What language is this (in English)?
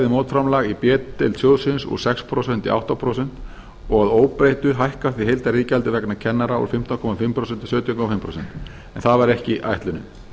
Icelandic